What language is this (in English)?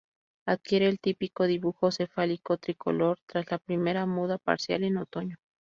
Spanish